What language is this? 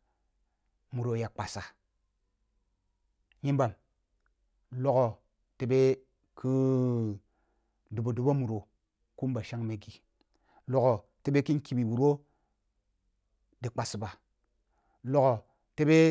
Kulung (Nigeria)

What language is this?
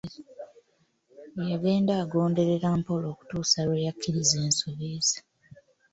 Ganda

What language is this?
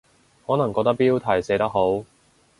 Cantonese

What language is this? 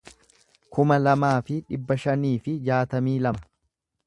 Oromo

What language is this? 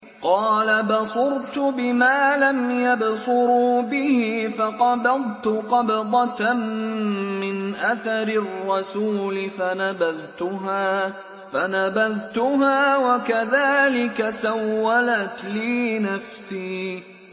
Arabic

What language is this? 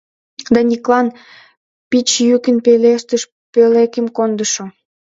Mari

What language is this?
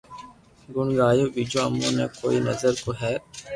Loarki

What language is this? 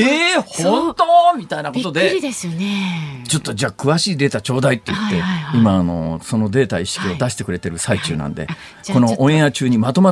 Japanese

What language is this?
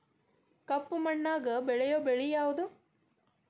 Kannada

